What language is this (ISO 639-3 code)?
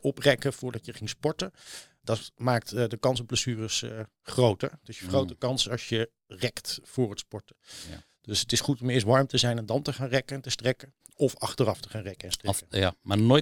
nld